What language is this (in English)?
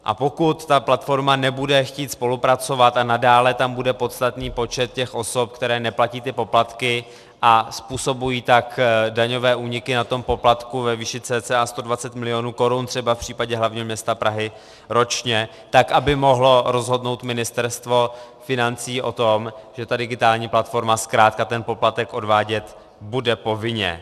Czech